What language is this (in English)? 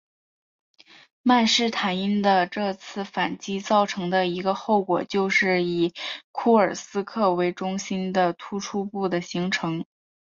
Chinese